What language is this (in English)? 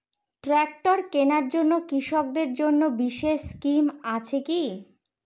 Bangla